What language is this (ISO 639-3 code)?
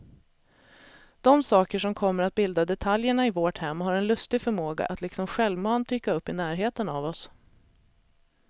swe